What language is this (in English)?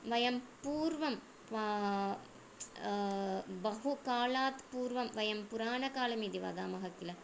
Sanskrit